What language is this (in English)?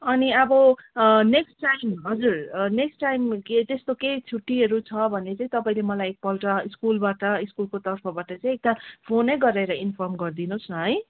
Nepali